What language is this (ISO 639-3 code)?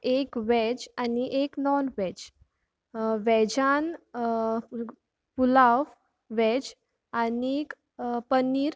kok